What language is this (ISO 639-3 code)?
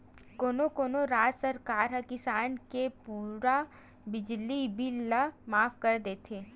hne